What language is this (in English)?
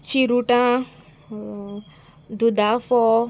Konkani